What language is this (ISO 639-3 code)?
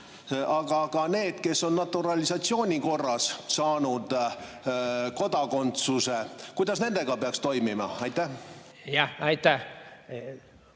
est